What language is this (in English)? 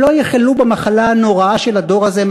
Hebrew